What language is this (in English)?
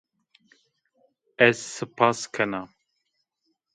Zaza